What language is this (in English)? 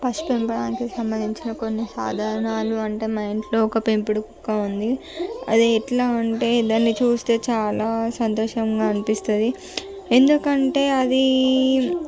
Telugu